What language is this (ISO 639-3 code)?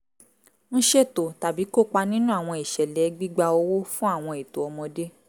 yor